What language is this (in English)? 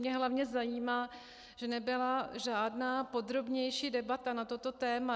Czech